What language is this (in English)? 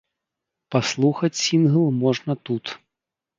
Belarusian